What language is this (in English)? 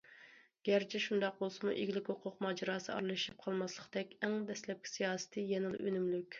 Uyghur